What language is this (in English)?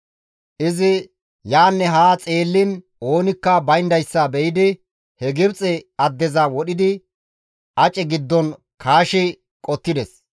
Gamo